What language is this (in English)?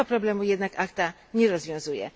Polish